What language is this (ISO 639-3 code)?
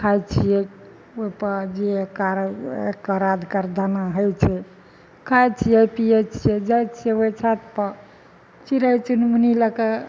mai